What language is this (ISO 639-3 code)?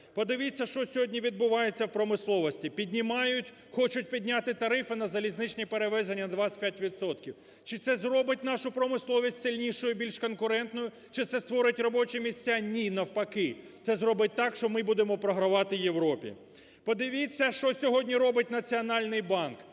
ukr